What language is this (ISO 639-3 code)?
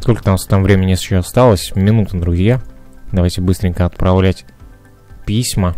rus